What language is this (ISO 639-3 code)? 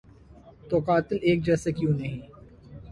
urd